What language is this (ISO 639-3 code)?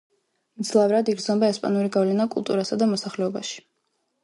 kat